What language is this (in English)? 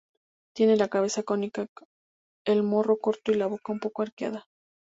Spanish